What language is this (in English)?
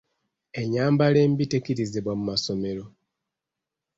Ganda